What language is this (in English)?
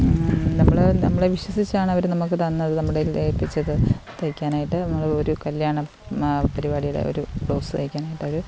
Malayalam